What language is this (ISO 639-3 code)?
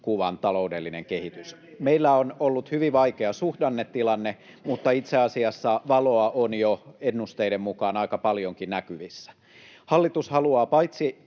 fin